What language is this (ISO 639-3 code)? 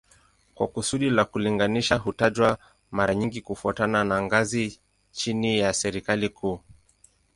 swa